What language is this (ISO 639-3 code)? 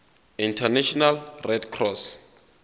zul